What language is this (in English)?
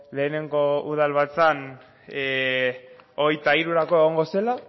Basque